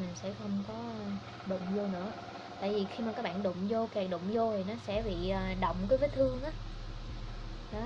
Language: Vietnamese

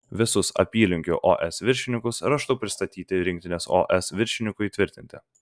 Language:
Lithuanian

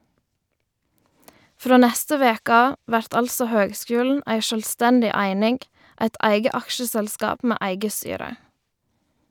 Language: Norwegian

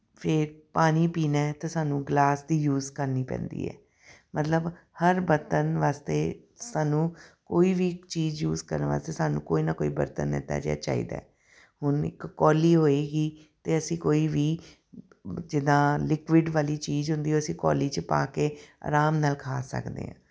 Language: Punjabi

